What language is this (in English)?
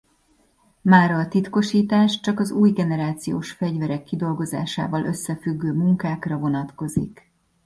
Hungarian